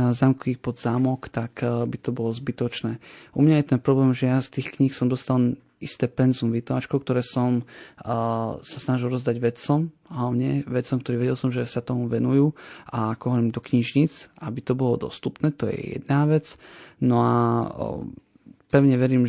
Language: Slovak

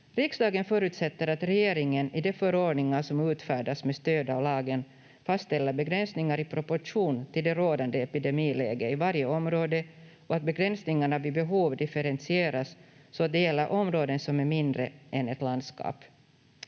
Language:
Finnish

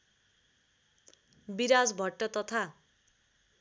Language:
Nepali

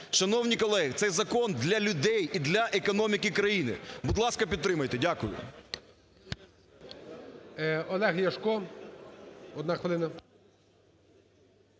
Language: Ukrainian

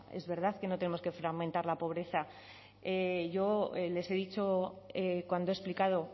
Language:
Spanish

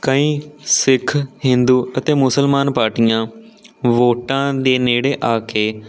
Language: Punjabi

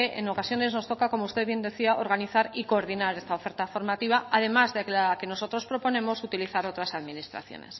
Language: Spanish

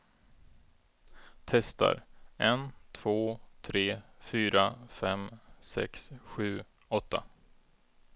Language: Swedish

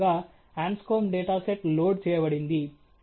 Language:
Telugu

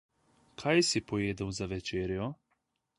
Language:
Slovenian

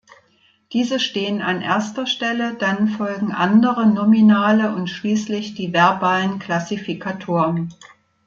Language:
German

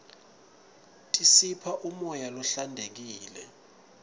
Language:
Swati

